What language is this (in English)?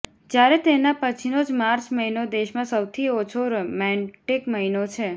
Gujarati